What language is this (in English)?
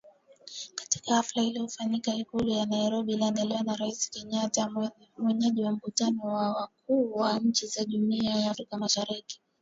Swahili